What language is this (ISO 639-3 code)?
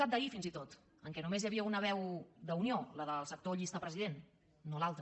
cat